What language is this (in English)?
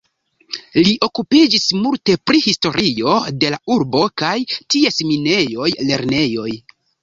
Esperanto